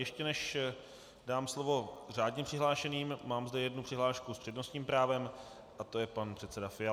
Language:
Czech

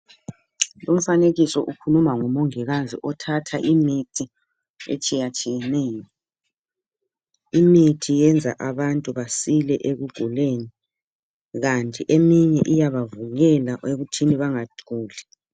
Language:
North Ndebele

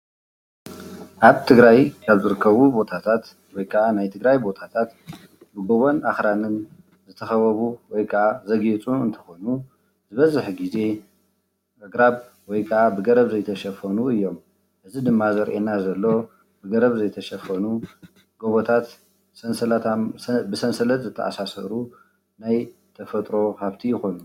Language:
Tigrinya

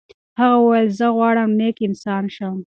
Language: Pashto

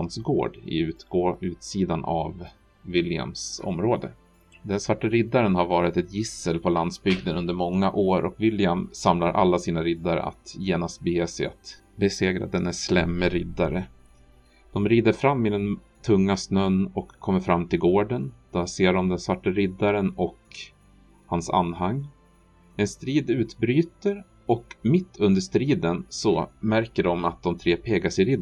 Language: Swedish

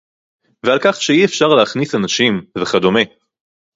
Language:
Hebrew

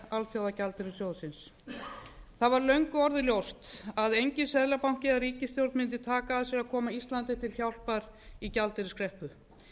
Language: Icelandic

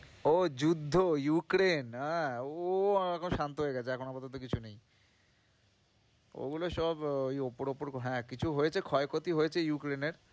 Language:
Bangla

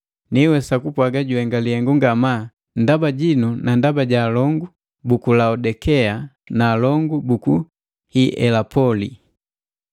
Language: Matengo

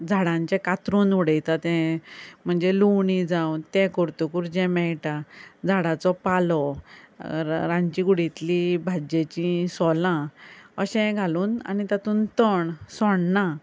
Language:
Konkani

